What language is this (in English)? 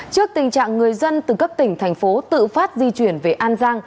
Vietnamese